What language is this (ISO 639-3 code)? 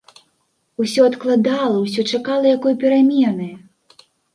bel